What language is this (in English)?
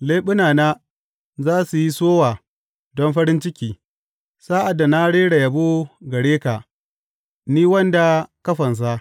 Hausa